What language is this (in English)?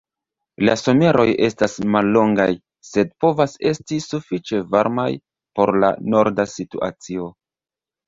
Esperanto